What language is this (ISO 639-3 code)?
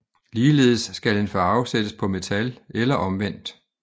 dan